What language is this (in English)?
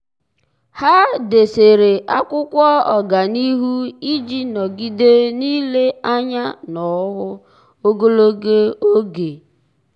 Igbo